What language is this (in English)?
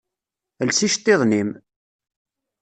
Kabyle